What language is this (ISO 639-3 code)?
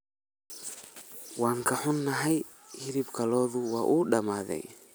som